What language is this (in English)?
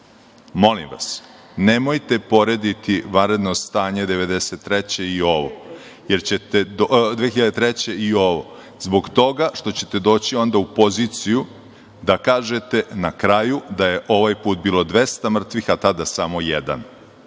Serbian